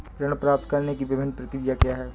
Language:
Hindi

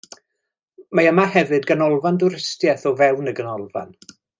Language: Welsh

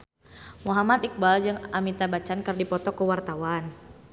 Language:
Sundanese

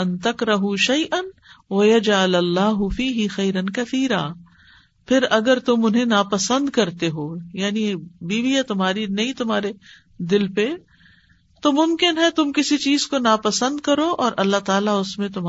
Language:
Urdu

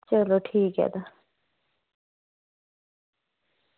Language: Dogri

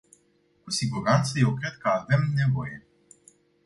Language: Romanian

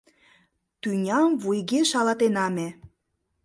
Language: Mari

